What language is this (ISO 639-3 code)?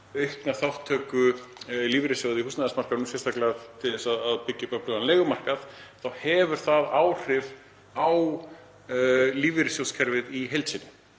isl